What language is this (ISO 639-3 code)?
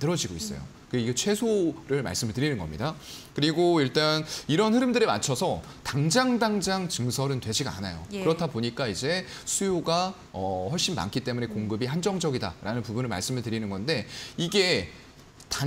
kor